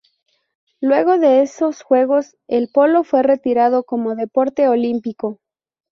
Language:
Spanish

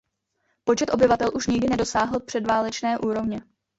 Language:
Czech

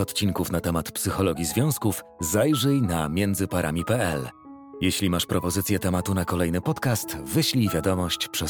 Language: Polish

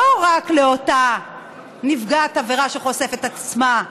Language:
Hebrew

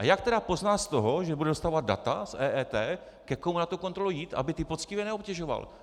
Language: Czech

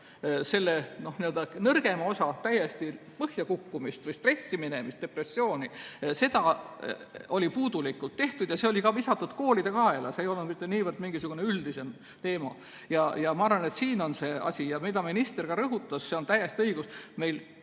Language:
Estonian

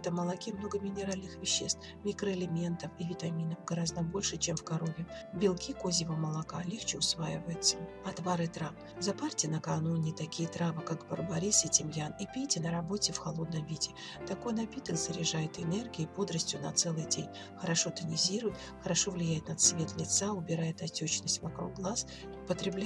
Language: Russian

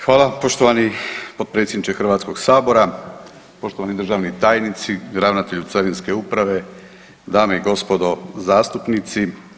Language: Croatian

